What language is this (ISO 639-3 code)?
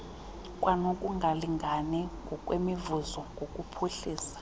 xho